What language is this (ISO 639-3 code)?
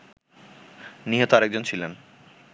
ben